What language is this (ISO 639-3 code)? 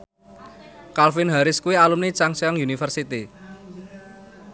jav